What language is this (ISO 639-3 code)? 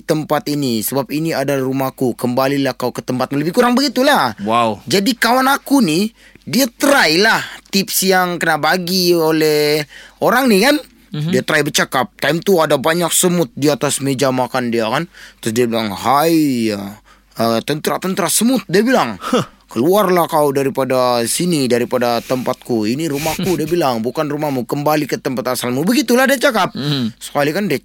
msa